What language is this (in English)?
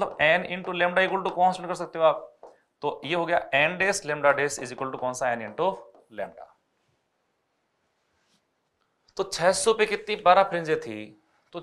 Hindi